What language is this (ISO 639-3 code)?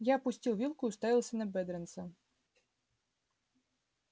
rus